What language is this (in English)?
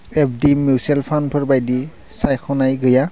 Bodo